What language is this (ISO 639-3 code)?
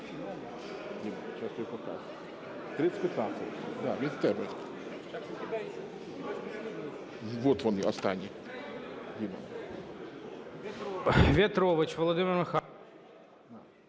ukr